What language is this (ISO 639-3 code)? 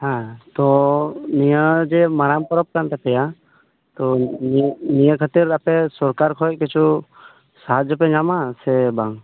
sat